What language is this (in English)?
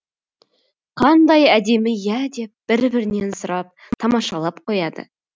Kazakh